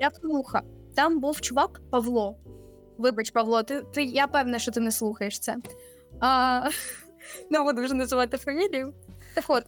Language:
Ukrainian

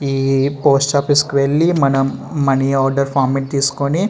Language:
Telugu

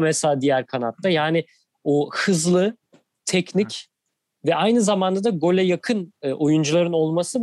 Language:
Turkish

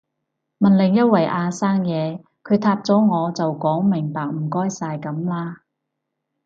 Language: Cantonese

